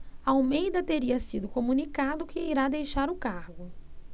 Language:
Portuguese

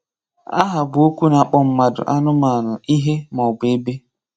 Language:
Igbo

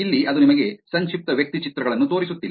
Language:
Kannada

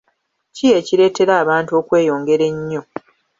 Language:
Ganda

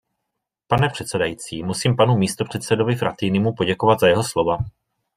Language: Czech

